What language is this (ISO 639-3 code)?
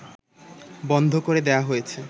ben